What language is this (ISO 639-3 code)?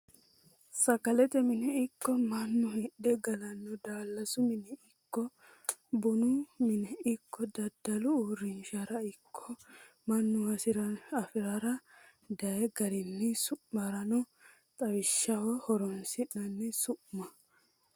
sid